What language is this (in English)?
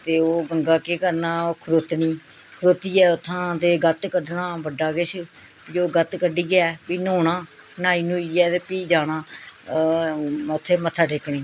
Dogri